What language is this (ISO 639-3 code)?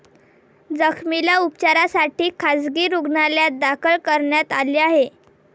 mar